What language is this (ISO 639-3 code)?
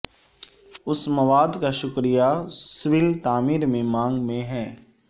urd